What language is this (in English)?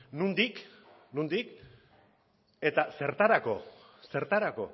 Basque